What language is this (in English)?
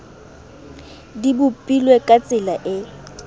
Southern Sotho